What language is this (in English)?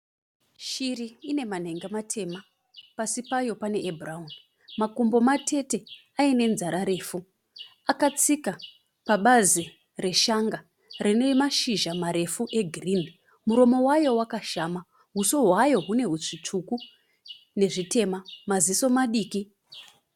Shona